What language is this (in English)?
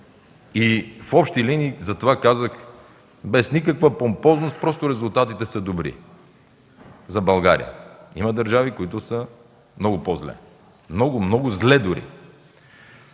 Bulgarian